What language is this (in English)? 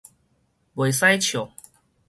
Min Nan Chinese